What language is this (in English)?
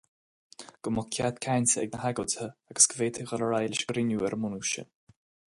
Irish